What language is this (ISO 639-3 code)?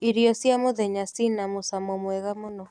kik